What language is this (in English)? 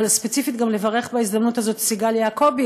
Hebrew